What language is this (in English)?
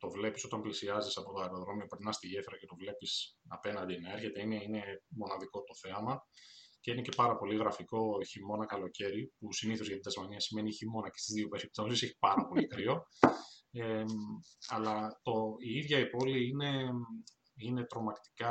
Greek